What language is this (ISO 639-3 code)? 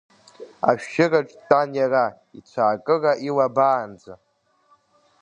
abk